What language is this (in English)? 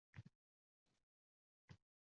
Uzbek